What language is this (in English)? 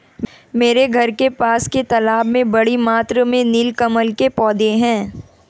Hindi